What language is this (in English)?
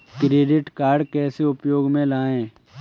Hindi